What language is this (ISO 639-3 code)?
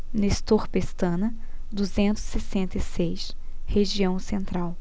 por